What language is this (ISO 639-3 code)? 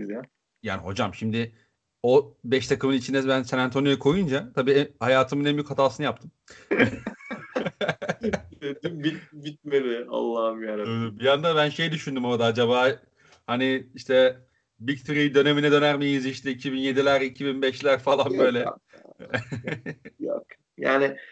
tur